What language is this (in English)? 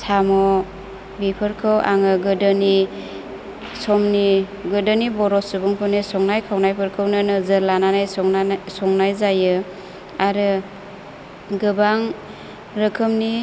Bodo